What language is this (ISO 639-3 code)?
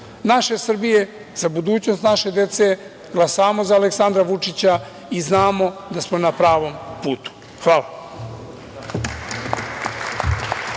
srp